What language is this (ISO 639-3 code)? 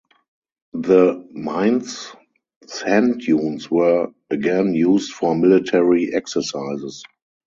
eng